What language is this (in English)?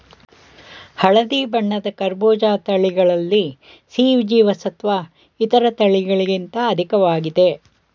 Kannada